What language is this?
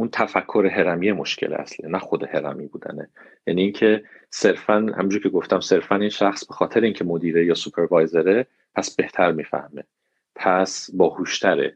Persian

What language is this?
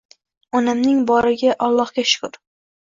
Uzbek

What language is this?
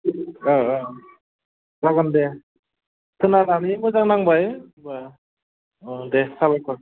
Bodo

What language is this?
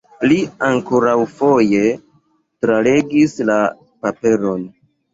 Esperanto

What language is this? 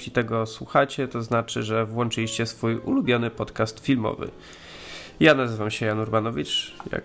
Polish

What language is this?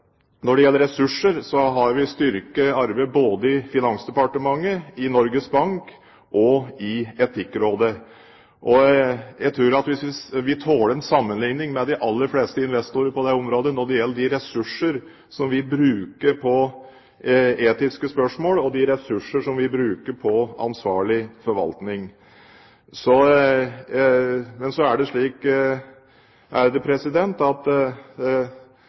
Norwegian Bokmål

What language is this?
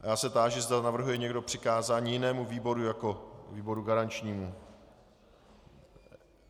Czech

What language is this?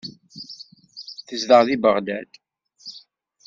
Kabyle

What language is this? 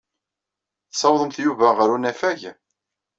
Kabyle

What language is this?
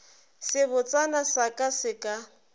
Northern Sotho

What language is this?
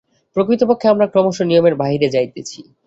Bangla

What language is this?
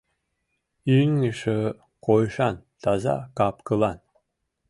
Mari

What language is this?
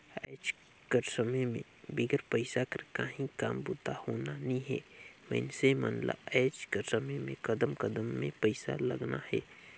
Chhattisgarhi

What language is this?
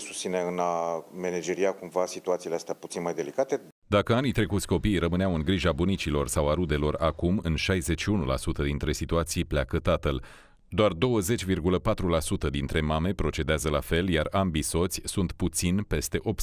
Romanian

